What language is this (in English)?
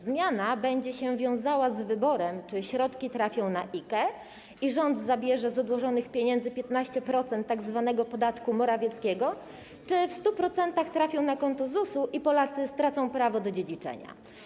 Polish